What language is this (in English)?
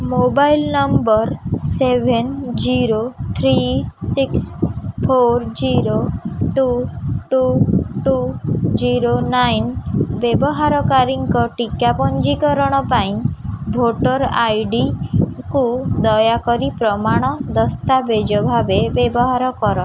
Odia